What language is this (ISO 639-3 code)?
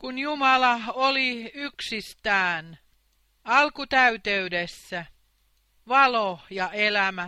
fin